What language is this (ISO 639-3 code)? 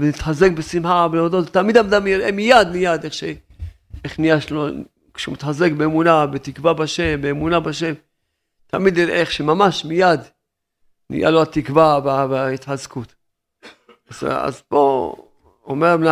heb